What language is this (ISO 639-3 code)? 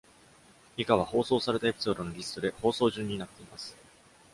jpn